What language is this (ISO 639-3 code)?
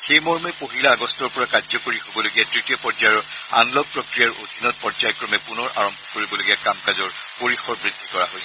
asm